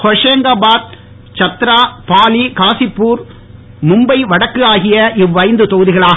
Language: Tamil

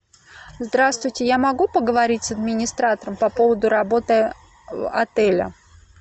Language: Russian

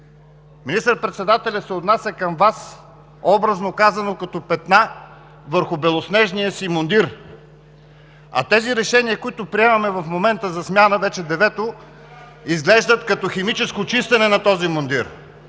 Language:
Bulgarian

